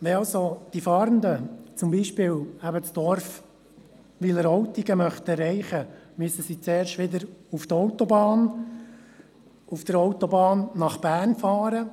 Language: Swiss German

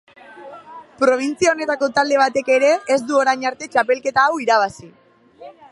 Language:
Basque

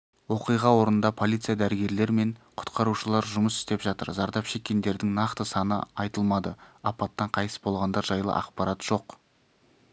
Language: Kazakh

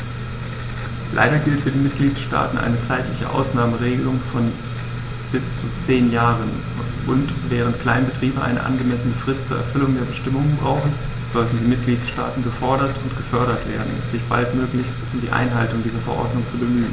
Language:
German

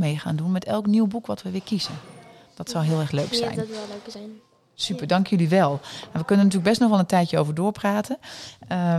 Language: Dutch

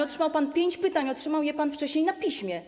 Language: Polish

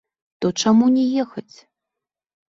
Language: Belarusian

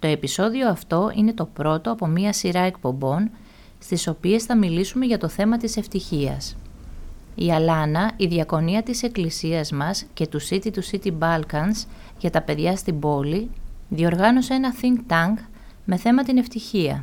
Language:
Greek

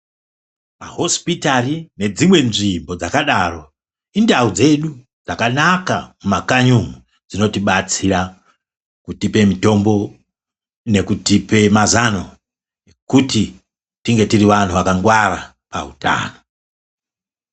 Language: Ndau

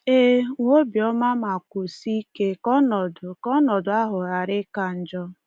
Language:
Igbo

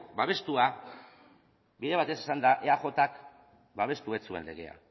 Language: Basque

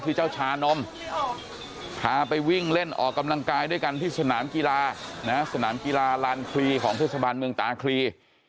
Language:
Thai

